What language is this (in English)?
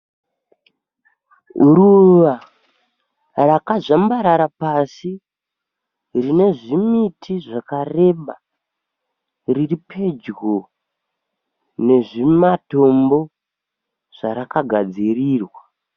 Shona